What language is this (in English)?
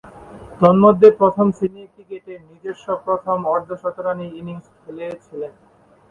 Bangla